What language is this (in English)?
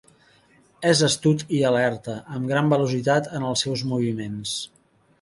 Catalan